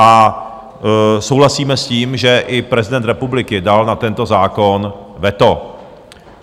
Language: Czech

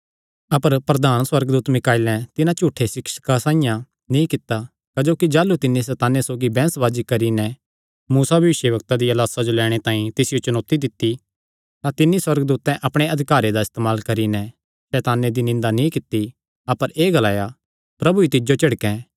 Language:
Kangri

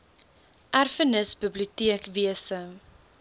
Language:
Afrikaans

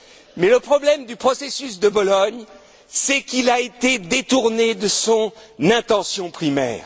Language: French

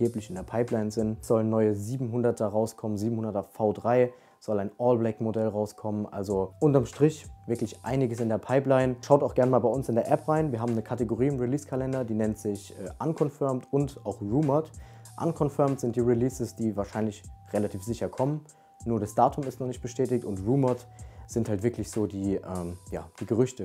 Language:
German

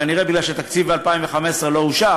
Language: Hebrew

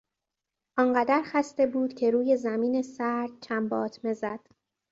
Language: Persian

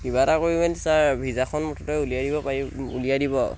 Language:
Assamese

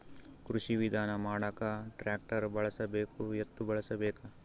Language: Kannada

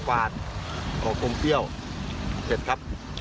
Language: Thai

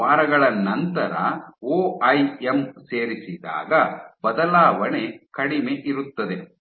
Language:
Kannada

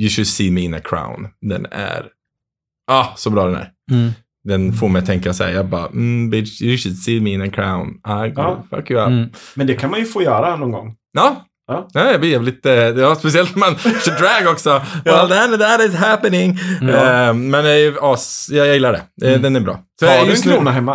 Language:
Swedish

